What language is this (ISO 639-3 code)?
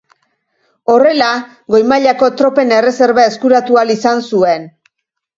eus